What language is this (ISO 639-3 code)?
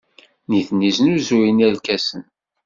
kab